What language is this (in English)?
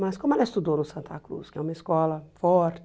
Portuguese